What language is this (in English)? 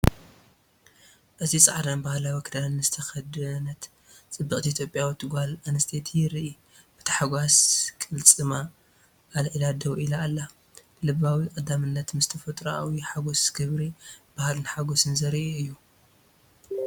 Tigrinya